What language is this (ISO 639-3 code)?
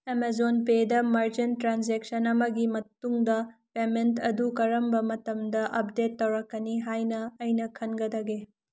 mni